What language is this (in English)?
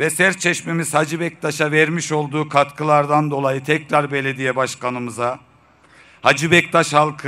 Turkish